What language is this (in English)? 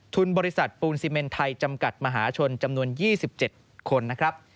Thai